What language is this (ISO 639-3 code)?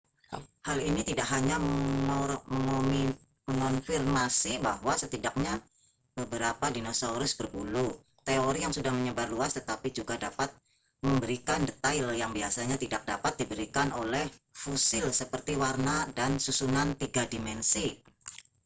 ind